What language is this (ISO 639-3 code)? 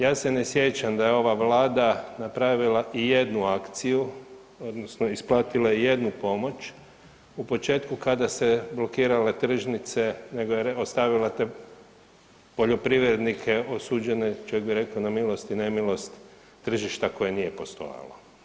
hrv